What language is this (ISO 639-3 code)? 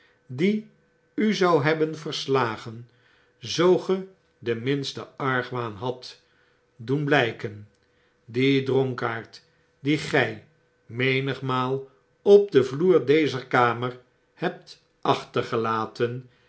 nld